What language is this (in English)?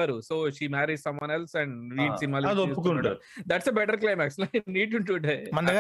Telugu